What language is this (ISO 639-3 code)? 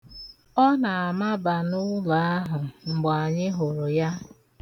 ibo